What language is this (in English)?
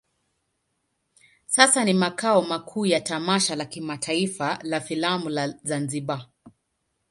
Swahili